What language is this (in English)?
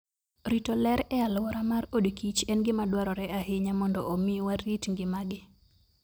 Luo (Kenya and Tanzania)